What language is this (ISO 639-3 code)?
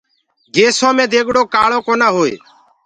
ggg